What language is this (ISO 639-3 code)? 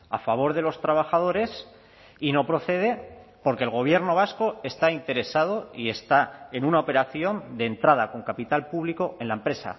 spa